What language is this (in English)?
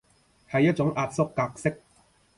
Cantonese